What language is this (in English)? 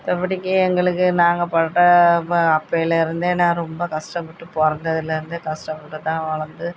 Tamil